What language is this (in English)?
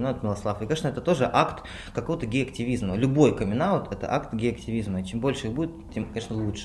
Russian